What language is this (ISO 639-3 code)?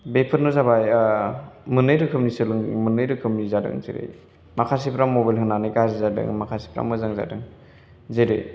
brx